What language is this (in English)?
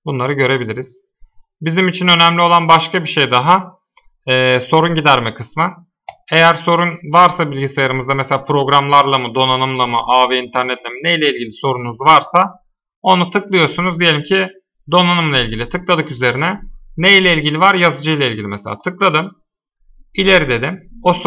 Turkish